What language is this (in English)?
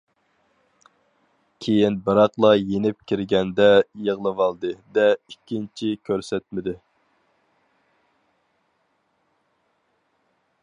Uyghur